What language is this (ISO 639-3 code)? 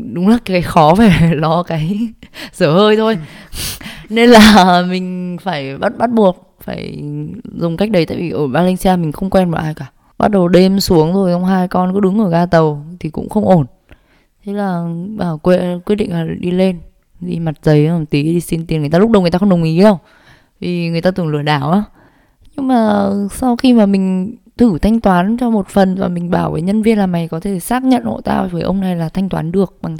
vie